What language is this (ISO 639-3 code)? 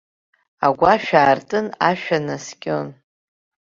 abk